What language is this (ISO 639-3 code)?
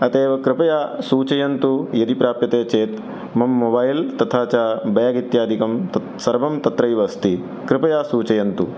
san